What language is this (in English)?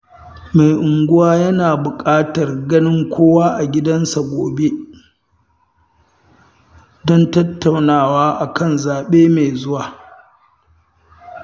Hausa